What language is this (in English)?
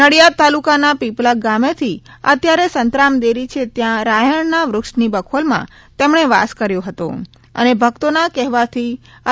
Gujarati